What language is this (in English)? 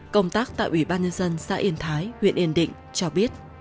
Vietnamese